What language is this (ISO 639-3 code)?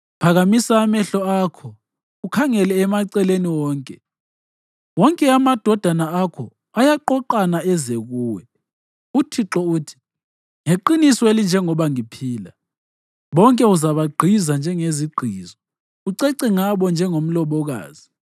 nde